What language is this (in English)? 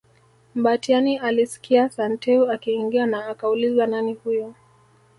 Swahili